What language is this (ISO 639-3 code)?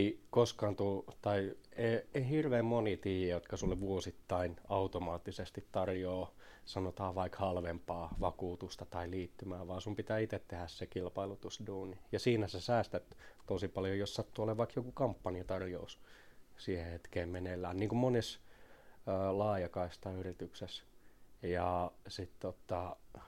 fin